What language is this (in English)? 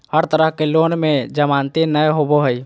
Magahi